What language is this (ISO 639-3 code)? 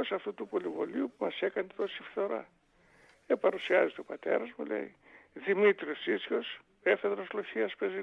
ell